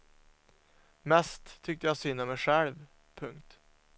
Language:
Swedish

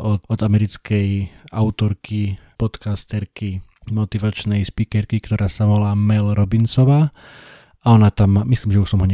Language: Slovak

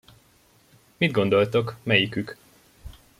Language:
Hungarian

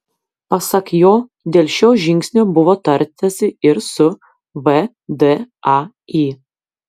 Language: Lithuanian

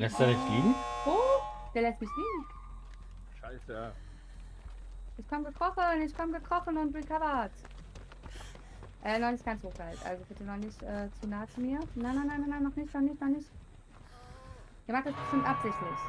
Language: German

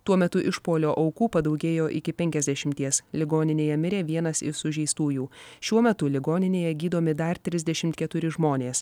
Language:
Lithuanian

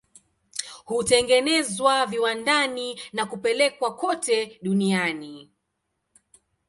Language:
Swahili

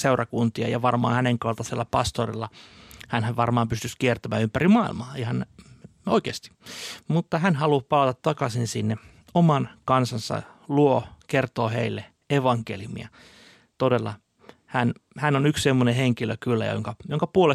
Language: Finnish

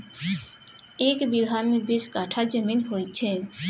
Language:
Maithili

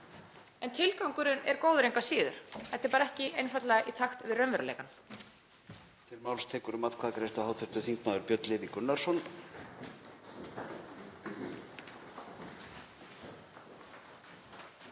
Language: Icelandic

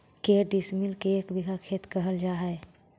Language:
Magahi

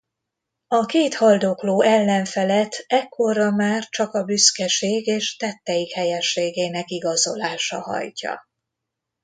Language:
Hungarian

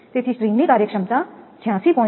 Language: Gujarati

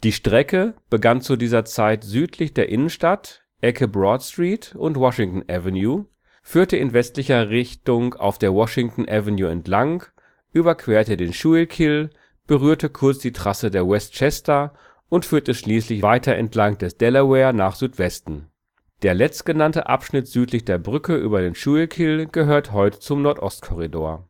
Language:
German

